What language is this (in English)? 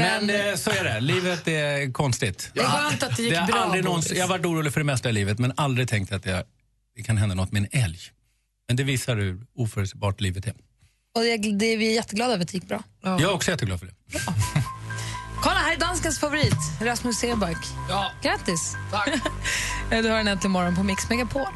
Swedish